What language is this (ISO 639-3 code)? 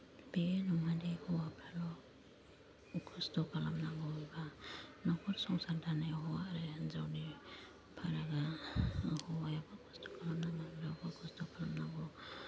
brx